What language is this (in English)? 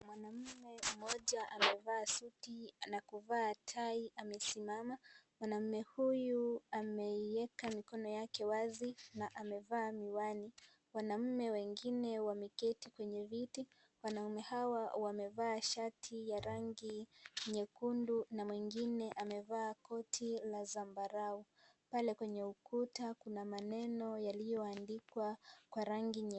Swahili